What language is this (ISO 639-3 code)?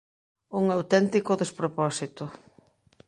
glg